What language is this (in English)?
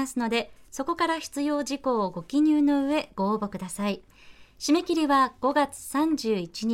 Japanese